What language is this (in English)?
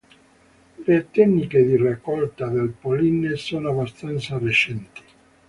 Italian